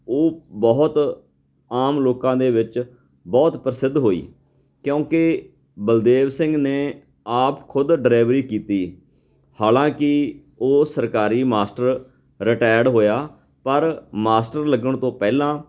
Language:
Punjabi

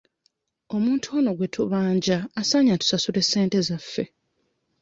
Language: Ganda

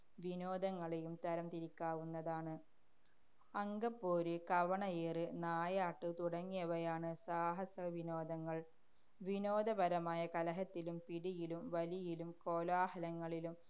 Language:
Malayalam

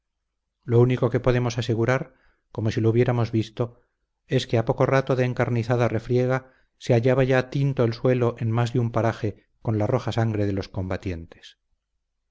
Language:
Spanish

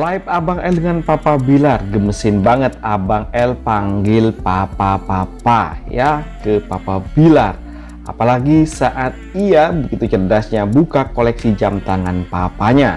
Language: Indonesian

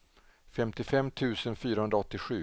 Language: Swedish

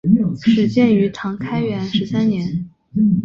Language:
Chinese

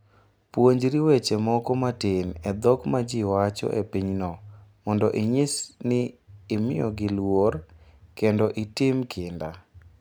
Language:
Luo (Kenya and Tanzania)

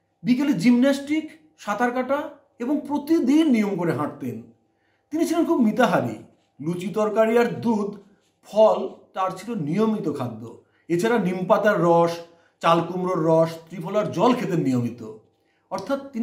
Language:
Hindi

